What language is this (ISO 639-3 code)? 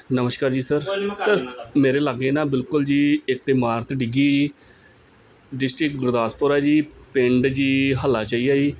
pan